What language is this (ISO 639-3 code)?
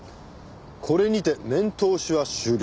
jpn